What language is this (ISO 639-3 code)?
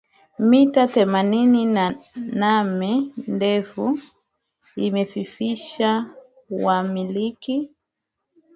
swa